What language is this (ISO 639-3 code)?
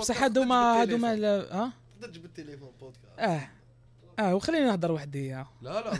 ara